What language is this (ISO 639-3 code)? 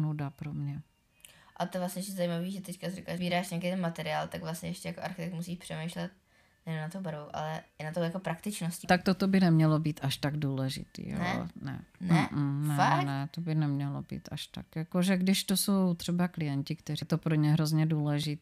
ces